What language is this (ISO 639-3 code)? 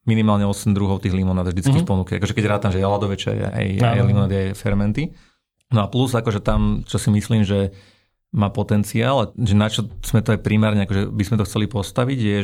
slk